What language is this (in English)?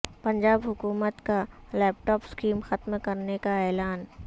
Urdu